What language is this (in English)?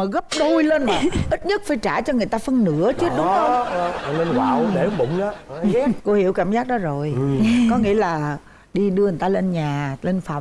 Vietnamese